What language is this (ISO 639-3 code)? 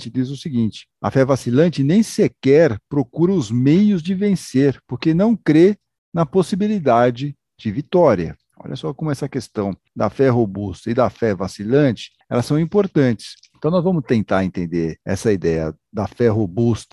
por